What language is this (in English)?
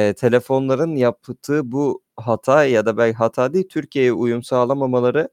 Turkish